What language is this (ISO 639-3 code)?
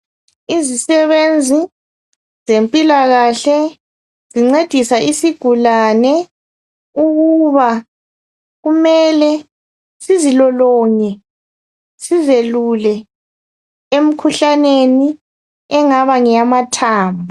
nde